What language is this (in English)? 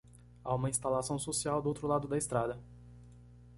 Portuguese